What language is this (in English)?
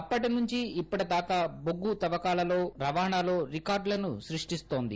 Telugu